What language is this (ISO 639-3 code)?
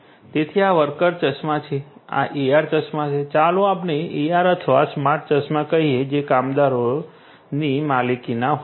guj